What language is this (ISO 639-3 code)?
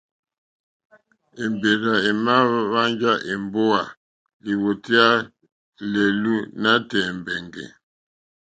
bri